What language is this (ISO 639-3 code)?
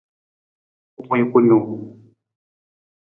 nmz